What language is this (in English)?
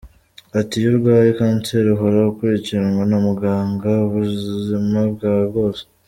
Kinyarwanda